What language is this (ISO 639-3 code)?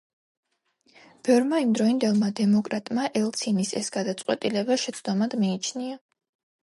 kat